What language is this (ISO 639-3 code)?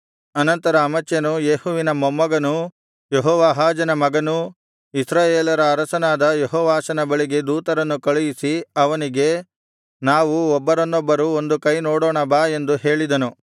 kan